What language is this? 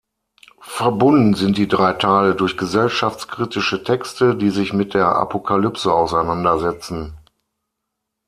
German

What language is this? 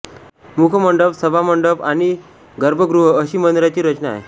Marathi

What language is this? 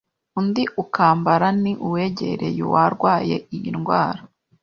Kinyarwanda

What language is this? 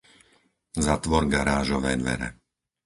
Slovak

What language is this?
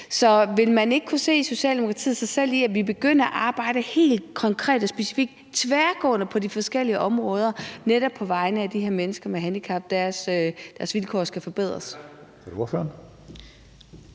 Danish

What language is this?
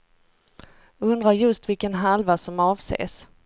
Swedish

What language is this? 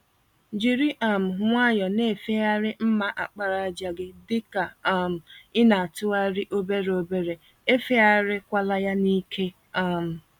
Igbo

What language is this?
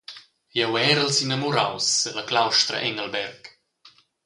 Romansh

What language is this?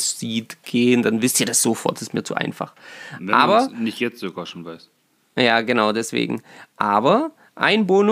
German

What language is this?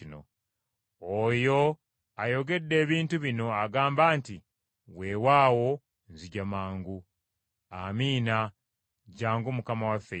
Ganda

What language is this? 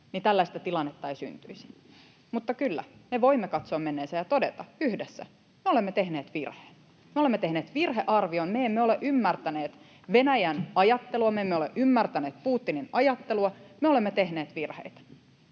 Finnish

